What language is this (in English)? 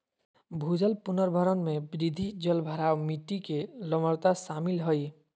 Magahi